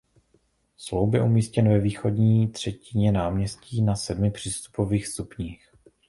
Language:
Czech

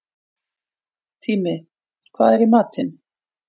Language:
Icelandic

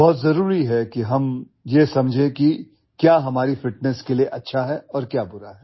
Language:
Hindi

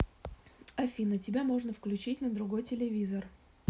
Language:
Russian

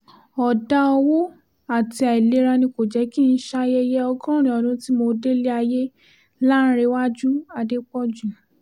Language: Yoruba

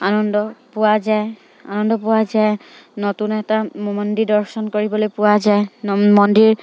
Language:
Assamese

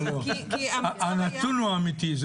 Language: Hebrew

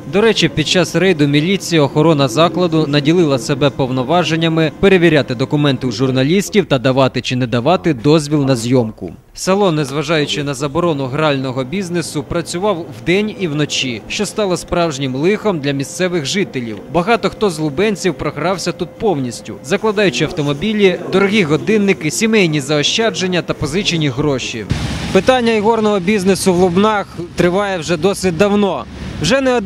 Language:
Ukrainian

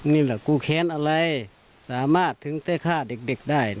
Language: Thai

